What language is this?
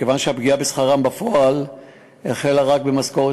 Hebrew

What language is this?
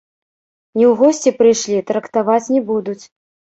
Belarusian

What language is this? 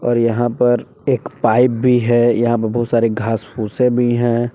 Hindi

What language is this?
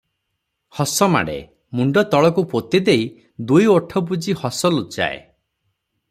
Odia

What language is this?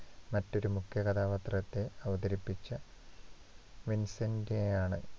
Malayalam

